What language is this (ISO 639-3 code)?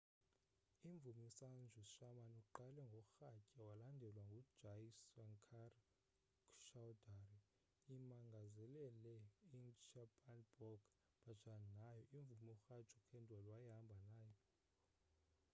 xho